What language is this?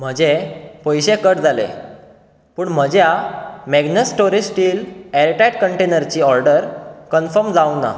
Konkani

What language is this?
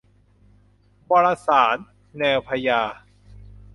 Thai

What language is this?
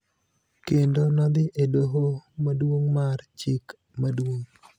Luo (Kenya and Tanzania)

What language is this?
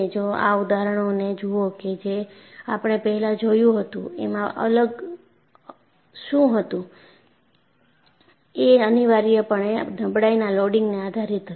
Gujarati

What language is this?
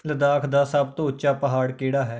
Punjabi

